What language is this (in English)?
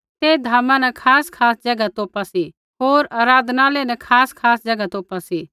Kullu Pahari